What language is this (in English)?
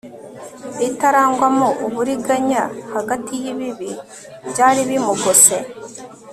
Kinyarwanda